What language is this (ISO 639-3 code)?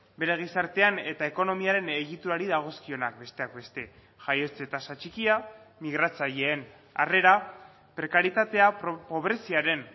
eus